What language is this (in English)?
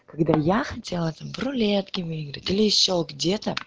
Russian